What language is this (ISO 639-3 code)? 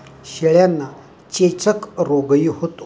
mar